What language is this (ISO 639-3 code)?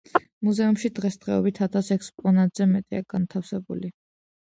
kat